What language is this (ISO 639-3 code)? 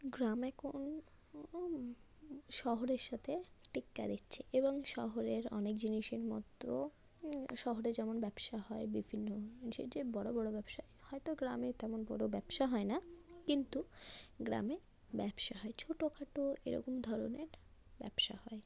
ben